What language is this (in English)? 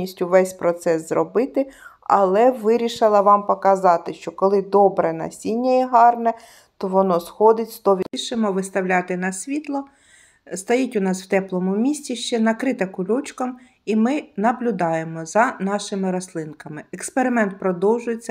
Ukrainian